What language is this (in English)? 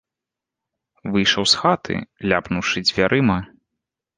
Belarusian